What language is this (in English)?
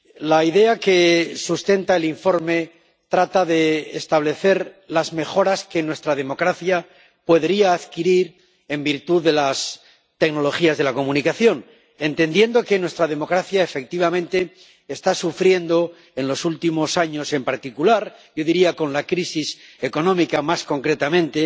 Spanish